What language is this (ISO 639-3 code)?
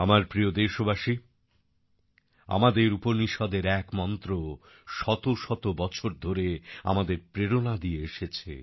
ben